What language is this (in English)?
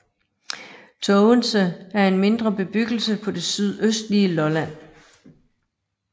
Danish